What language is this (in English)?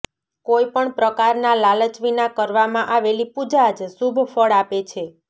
Gujarati